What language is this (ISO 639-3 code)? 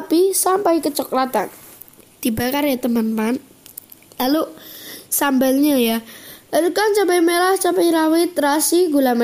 ind